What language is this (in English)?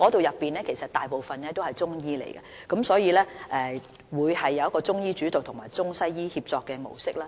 Cantonese